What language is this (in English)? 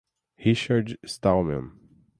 Portuguese